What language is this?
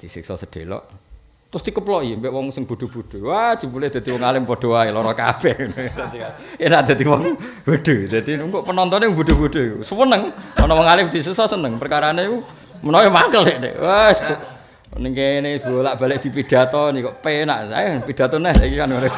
Indonesian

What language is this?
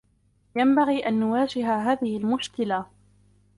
Arabic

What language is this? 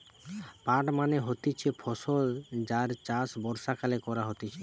Bangla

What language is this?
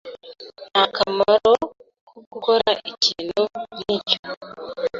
Kinyarwanda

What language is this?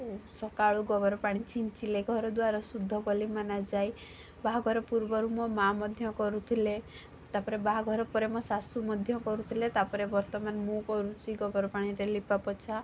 Odia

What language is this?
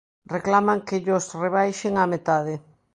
Galician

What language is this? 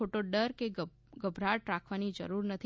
Gujarati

